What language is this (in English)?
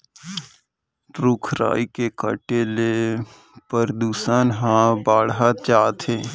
Chhattisgarhi